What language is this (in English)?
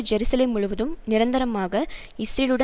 Tamil